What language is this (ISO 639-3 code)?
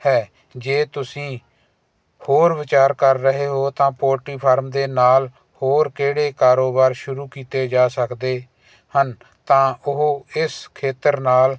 pan